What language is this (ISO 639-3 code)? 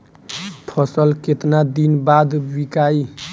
bho